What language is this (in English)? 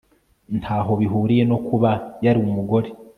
Kinyarwanda